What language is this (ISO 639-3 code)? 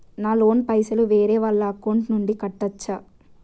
tel